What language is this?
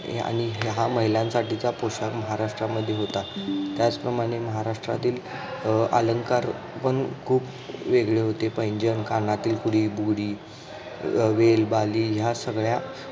Marathi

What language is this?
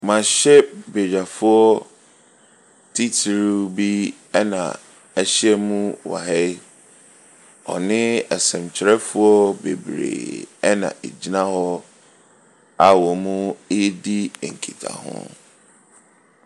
Akan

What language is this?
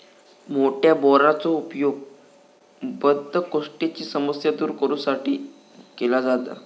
Marathi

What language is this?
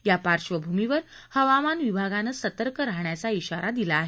Marathi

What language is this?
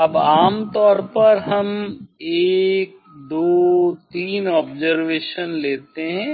Hindi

